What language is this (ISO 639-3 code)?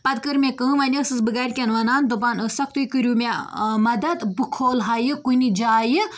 kas